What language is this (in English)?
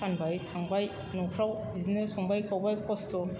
Bodo